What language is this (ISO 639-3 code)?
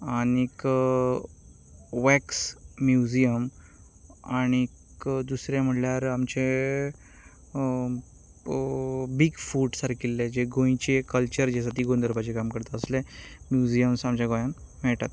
kok